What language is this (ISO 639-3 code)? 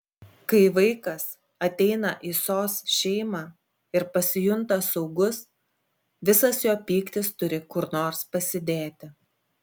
lit